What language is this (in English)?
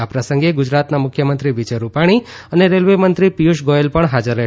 Gujarati